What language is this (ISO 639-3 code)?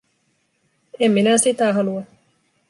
fin